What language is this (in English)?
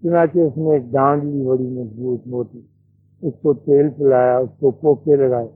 Urdu